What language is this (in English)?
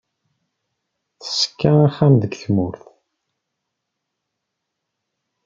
Kabyle